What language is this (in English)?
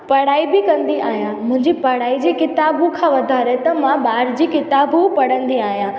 Sindhi